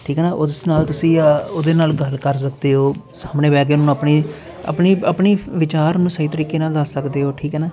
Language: Punjabi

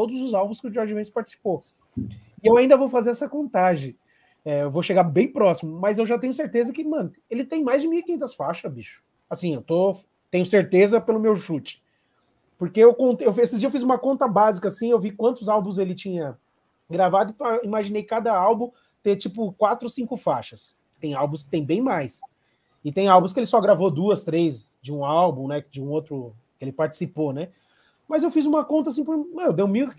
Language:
Portuguese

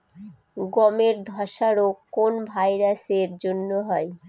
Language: Bangla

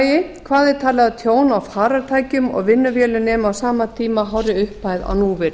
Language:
Icelandic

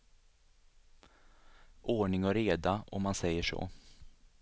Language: Swedish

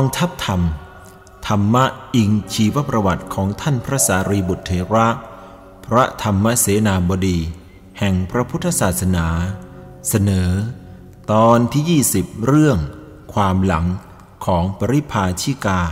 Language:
Thai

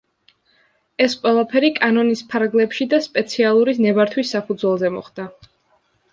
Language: Georgian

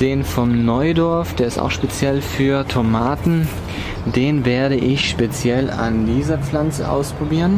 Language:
German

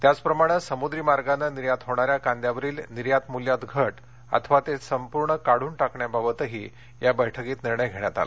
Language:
Marathi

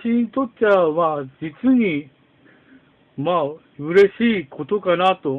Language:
Japanese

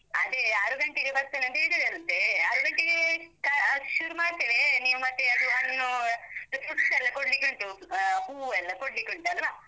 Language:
Kannada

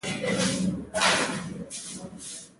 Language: Pashto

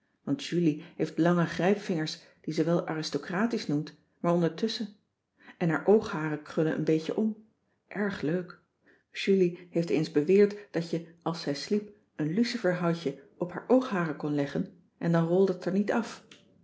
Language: Dutch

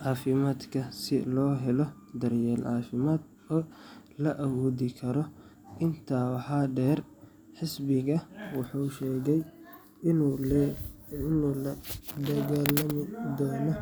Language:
Somali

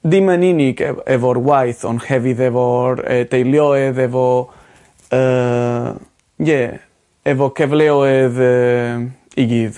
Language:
Welsh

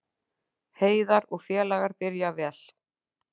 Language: Icelandic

